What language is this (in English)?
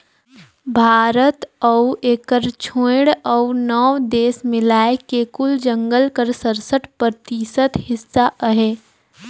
Chhattisgarhi